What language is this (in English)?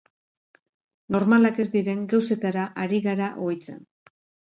Basque